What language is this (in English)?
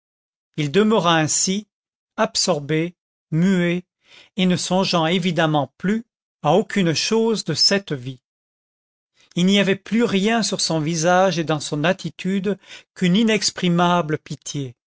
French